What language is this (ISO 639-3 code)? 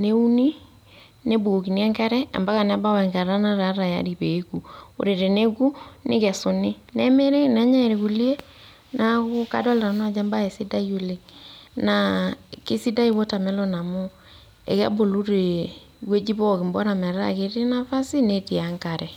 mas